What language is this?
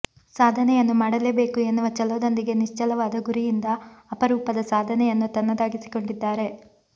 Kannada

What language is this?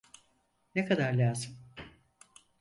Turkish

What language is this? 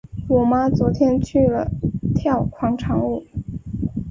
Chinese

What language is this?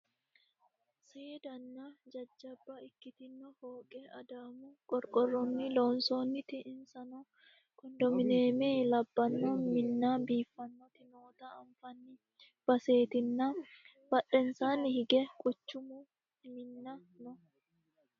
Sidamo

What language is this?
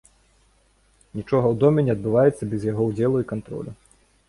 Belarusian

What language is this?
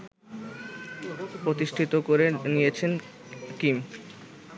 Bangla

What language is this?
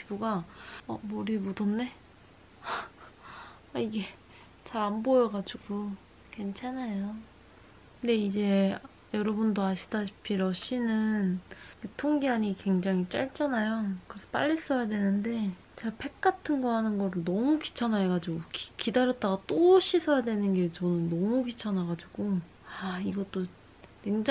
Korean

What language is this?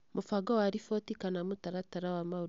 Kikuyu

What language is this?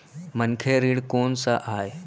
Chhattisgarhi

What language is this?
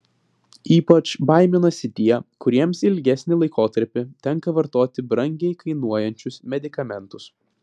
Lithuanian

